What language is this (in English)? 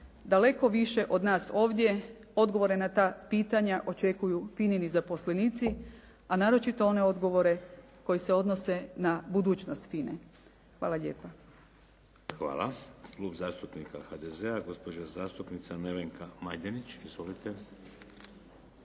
Croatian